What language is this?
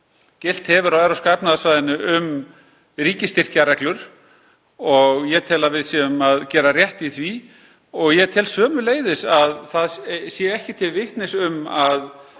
Icelandic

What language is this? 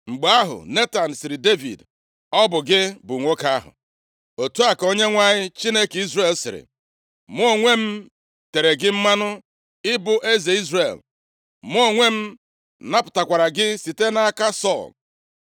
Igbo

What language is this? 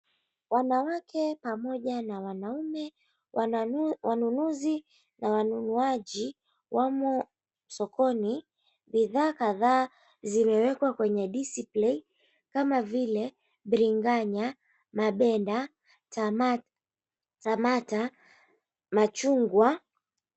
Swahili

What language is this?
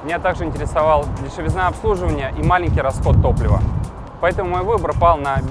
Russian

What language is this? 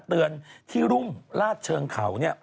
Thai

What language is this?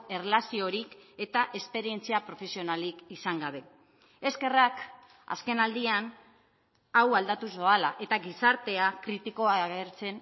Basque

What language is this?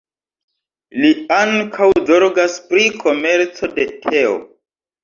Esperanto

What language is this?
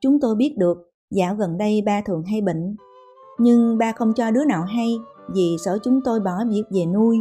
Vietnamese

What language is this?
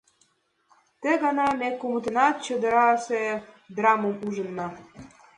Mari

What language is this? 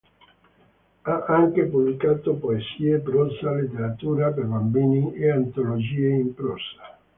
Italian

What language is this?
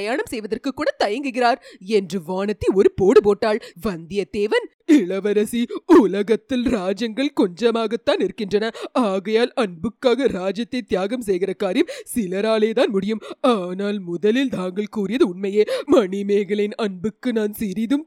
Tamil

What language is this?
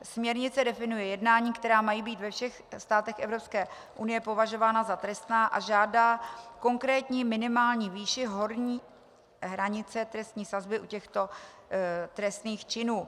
Czech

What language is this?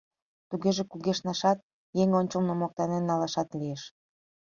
Mari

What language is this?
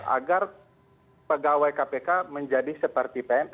Indonesian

